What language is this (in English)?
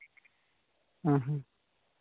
Santali